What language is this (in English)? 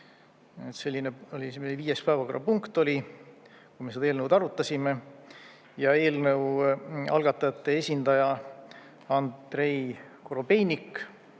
Estonian